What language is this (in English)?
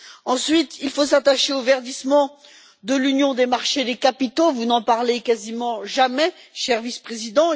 French